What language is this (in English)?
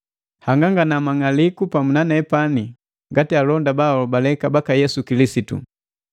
Matengo